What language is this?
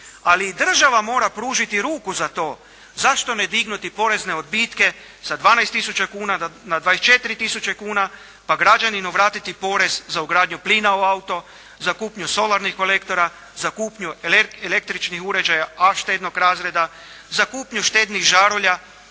Croatian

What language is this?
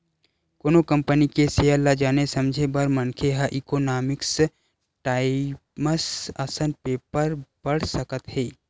Chhattisgarhi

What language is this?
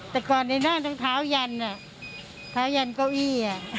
Thai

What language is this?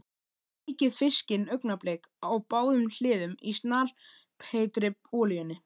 Icelandic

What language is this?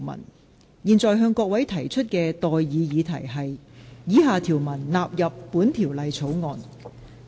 Cantonese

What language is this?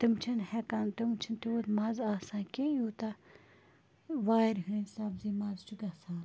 Kashmiri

